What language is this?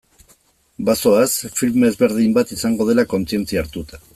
Basque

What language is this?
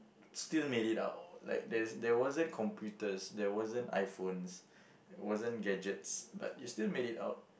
English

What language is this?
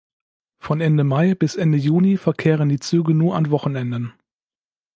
German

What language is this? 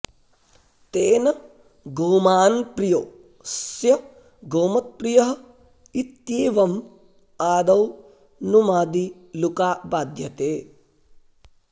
Sanskrit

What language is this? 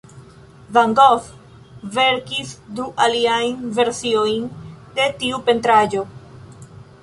Esperanto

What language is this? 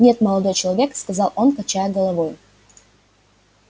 Russian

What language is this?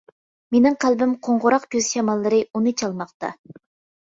Uyghur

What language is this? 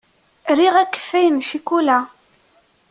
Kabyle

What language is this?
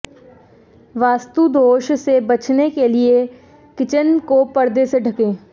Hindi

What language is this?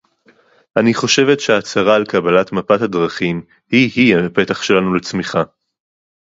Hebrew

